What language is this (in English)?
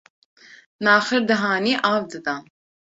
Kurdish